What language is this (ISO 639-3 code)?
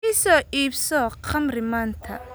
som